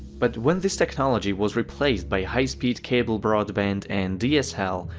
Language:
English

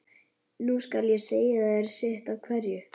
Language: Icelandic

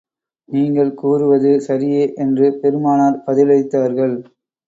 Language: Tamil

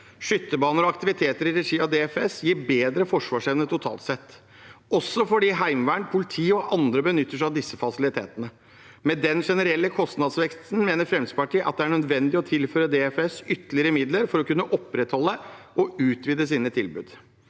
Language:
Norwegian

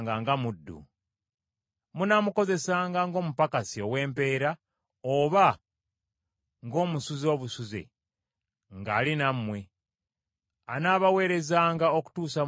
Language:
Ganda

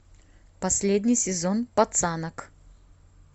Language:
Russian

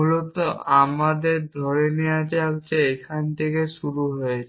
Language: Bangla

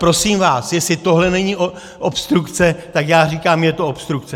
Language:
Czech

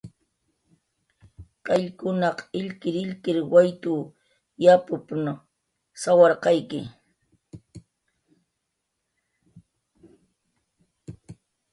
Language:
Jaqaru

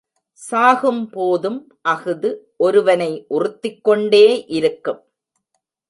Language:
Tamil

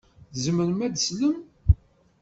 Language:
Kabyle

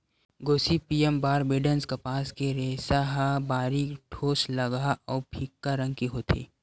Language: Chhattisgarhi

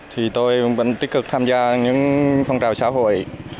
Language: Vietnamese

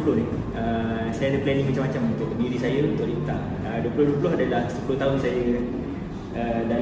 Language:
Malay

